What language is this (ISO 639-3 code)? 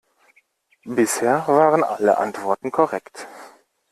deu